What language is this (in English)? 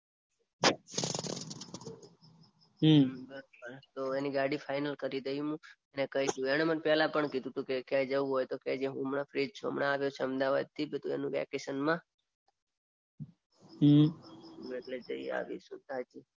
Gujarati